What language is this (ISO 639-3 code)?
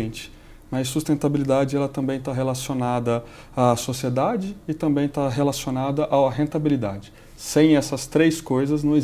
por